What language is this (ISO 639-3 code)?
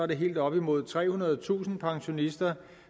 dan